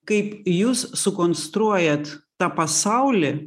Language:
Lithuanian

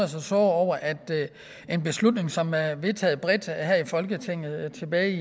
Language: Danish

